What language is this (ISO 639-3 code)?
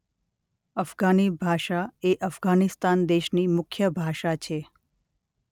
guj